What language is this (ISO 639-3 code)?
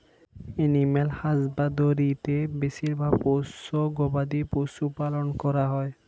ben